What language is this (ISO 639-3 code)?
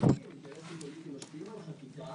heb